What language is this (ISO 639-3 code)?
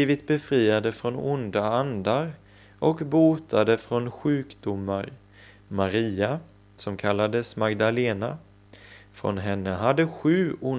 swe